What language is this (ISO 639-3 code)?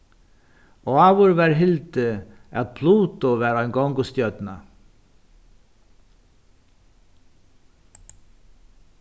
fao